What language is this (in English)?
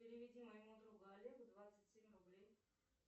Russian